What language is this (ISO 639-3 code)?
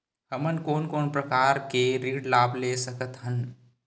hne